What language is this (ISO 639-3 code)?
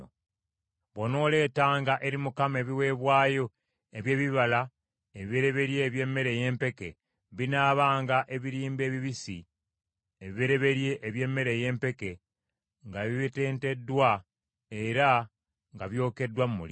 lug